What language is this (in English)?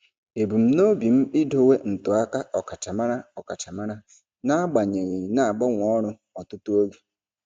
Igbo